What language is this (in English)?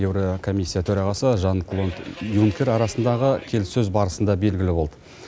Kazakh